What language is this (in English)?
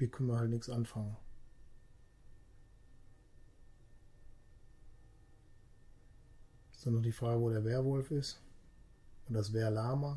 German